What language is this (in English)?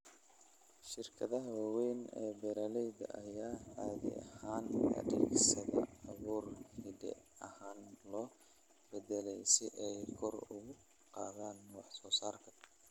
Somali